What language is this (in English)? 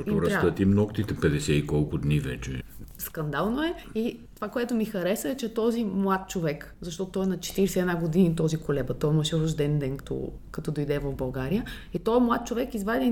Bulgarian